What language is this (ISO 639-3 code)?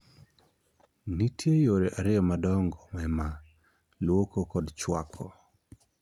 luo